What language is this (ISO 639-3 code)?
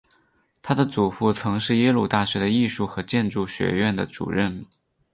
zho